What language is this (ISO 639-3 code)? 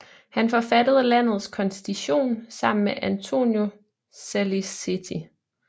dan